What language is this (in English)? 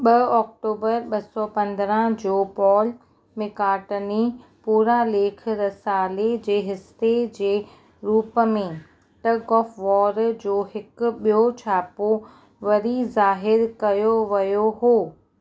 Sindhi